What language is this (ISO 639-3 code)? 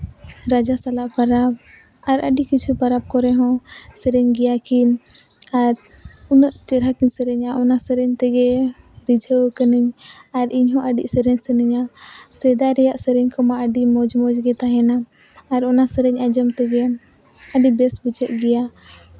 sat